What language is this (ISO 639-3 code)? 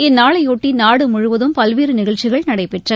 tam